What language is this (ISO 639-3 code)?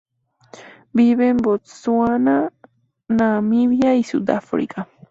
spa